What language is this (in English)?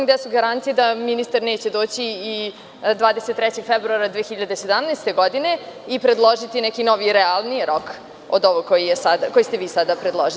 Serbian